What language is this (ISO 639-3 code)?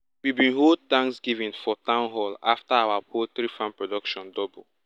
pcm